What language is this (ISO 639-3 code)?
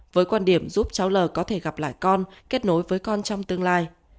vie